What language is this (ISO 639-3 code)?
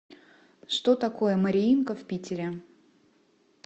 rus